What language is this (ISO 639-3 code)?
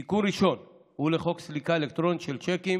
heb